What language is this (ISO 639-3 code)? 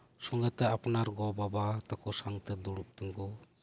sat